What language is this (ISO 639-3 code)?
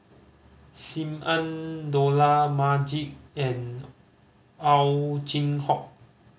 eng